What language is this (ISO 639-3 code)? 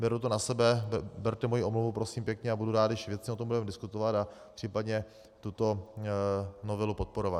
ces